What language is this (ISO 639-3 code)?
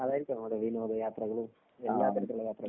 mal